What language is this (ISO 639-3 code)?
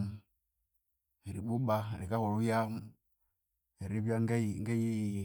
koo